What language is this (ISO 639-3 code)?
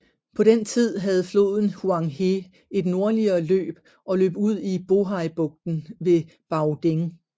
dan